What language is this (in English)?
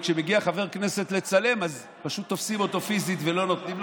Hebrew